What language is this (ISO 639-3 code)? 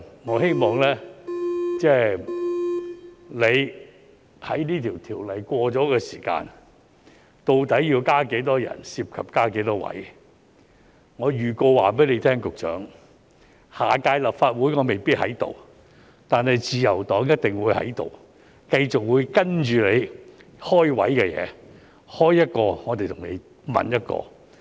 yue